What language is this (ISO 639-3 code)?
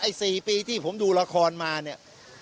tha